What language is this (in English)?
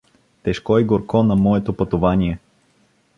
Bulgarian